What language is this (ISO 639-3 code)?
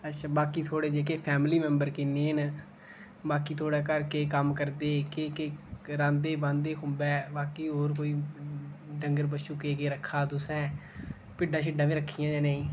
doi